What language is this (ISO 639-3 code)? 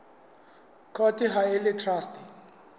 sot